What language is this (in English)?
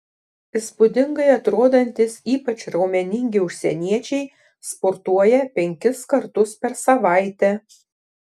Lithuanian